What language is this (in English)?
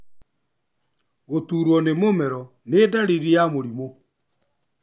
Kikuyu